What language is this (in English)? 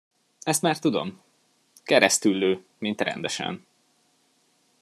Hungarian